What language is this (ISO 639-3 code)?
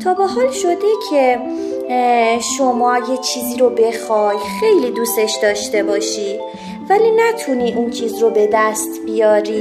fas